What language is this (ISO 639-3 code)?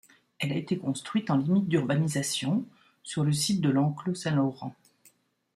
fra